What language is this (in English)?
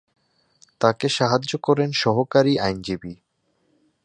Bangla